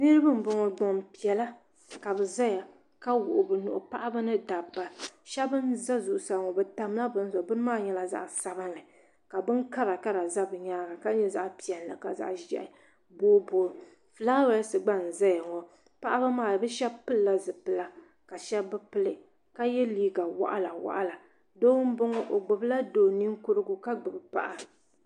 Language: Dagbani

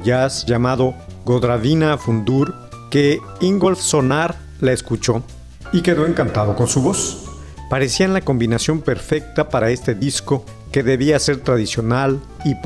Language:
Spanish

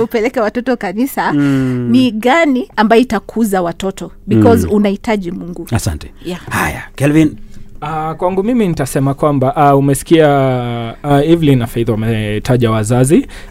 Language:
Swahili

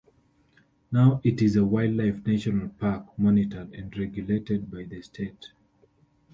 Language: English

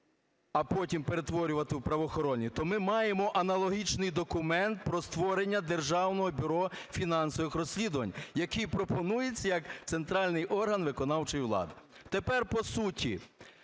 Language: Ukrainian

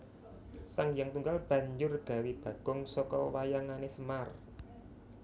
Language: Javanese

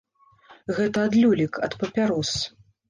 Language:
Belarusian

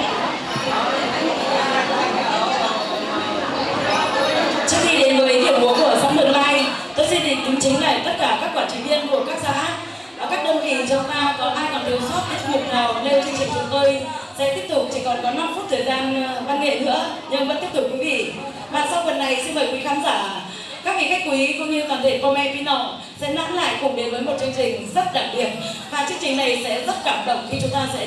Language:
Vietnamese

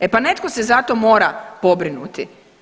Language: Croatian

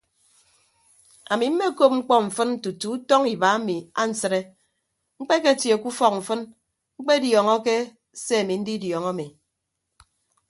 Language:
Ibibio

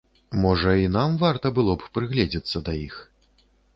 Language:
Belarusian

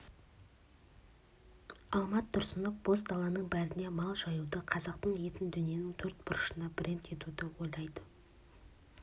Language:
Kazakh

